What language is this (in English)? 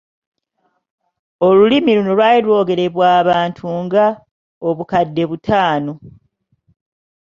Ganda